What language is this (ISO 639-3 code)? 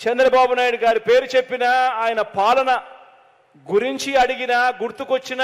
tel